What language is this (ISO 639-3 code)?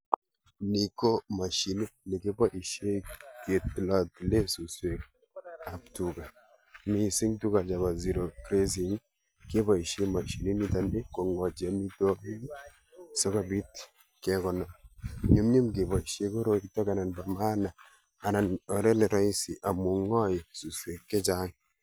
kln